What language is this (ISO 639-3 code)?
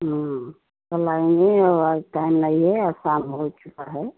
hin